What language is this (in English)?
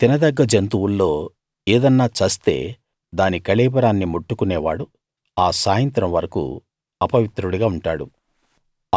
Telugu